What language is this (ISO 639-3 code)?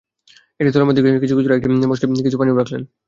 ben